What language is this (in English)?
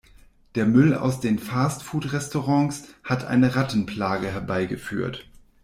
German